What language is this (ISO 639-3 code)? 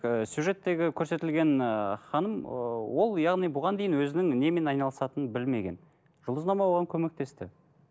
kaz